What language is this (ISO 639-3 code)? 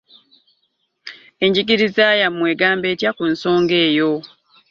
lug